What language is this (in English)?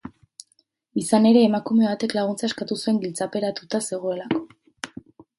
Basque